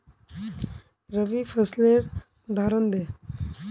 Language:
Magahi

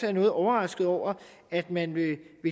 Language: Danish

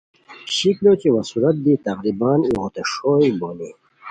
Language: Khowar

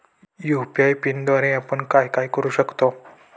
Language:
Marathi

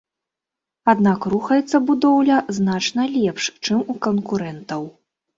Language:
Belarusian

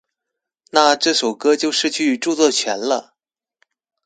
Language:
Chinese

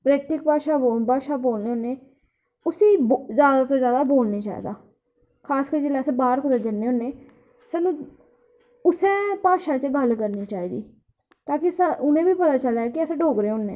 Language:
Dogri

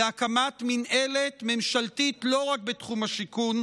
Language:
Hebrew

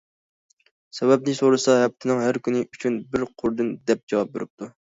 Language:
Uyghur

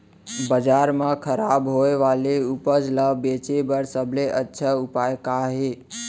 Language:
Chhattisgarhi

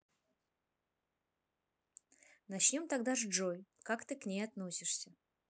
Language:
Russian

